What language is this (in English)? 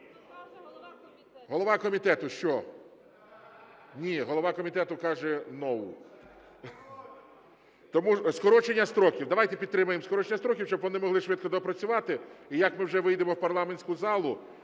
Ukrainian